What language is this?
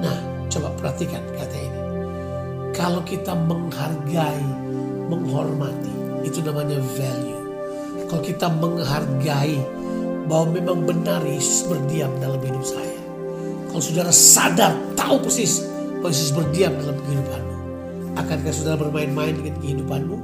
Indonesian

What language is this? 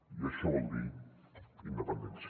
Catalan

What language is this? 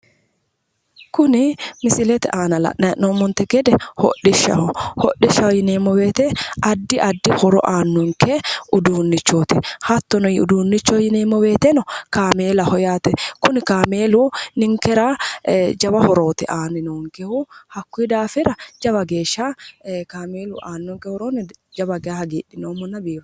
Sidamo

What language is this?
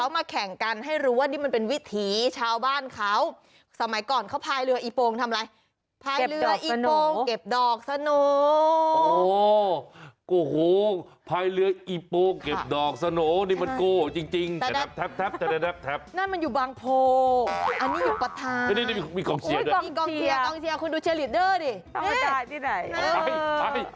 Thai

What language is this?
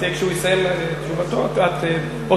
Hebrew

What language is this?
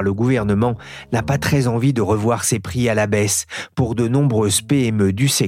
French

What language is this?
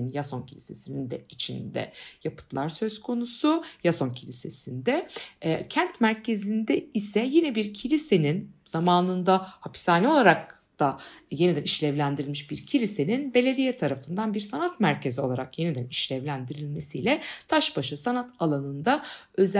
Turkish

